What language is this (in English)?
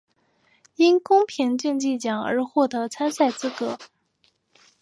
Chinese